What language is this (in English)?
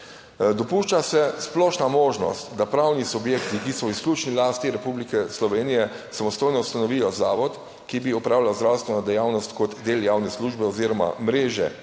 Slovenian